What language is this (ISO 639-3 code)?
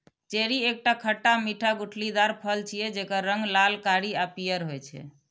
mai